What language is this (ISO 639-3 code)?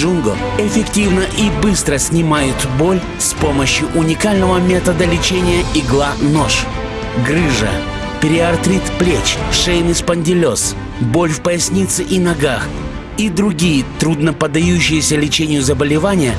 rus